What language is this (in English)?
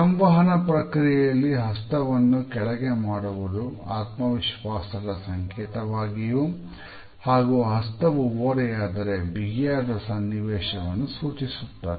Kannada